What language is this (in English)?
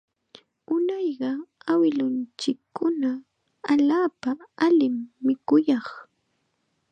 Chiquián Ancash Quechua